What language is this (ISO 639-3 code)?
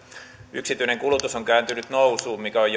fin